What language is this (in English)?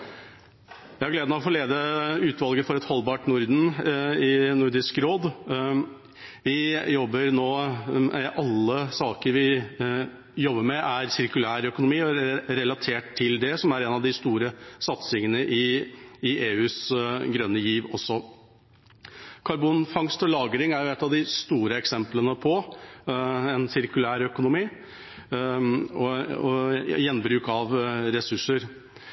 Norwegian Bokmål